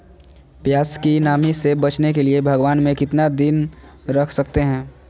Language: Magahi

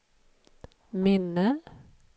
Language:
Swedish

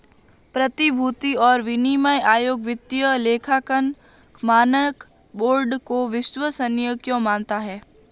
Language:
Hindi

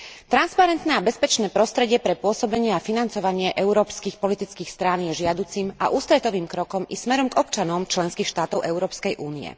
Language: Slovak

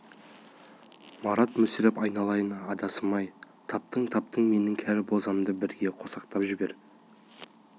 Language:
Kazakh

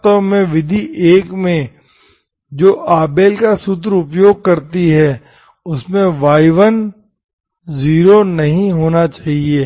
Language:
Hindi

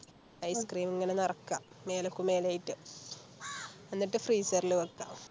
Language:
Malayalam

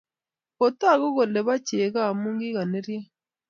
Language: Kalenjin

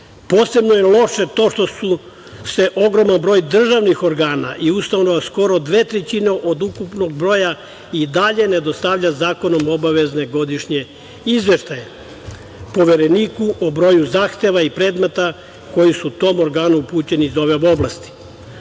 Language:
Serbian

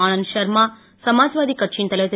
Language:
Tamil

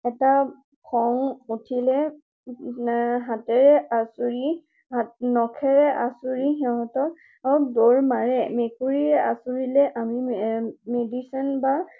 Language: Assamese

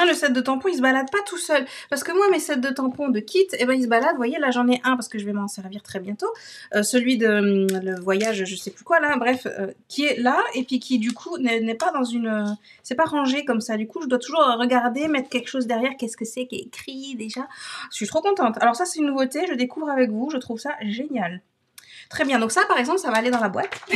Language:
French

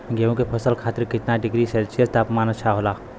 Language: Bhojpuri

